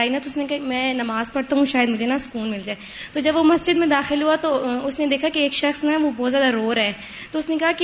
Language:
Urdu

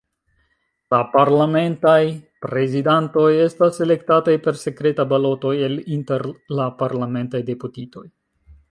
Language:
Esperanto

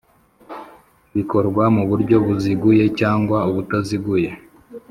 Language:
Kinyarwanda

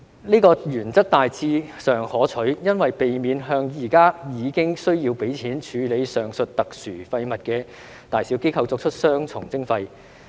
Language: Cantonese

